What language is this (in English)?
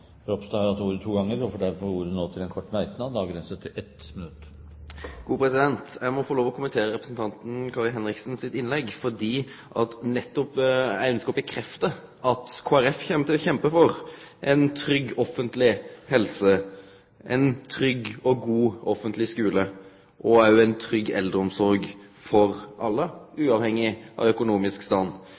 Norwegian